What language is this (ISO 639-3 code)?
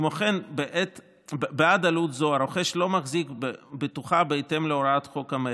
heb